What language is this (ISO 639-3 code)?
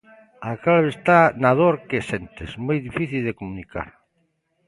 glg